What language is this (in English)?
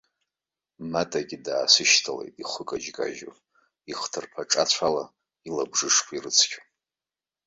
Abkhazian